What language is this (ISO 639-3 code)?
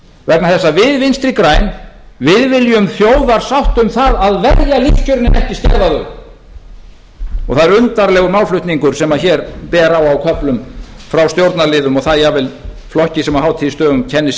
isl